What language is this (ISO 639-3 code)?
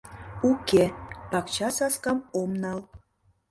chm